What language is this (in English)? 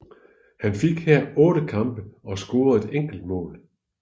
Danish